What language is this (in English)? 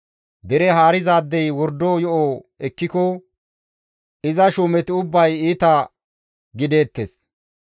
Gamo